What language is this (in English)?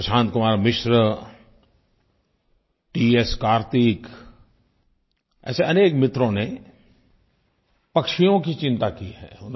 Hindi